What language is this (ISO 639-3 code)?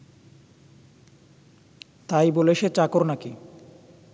ben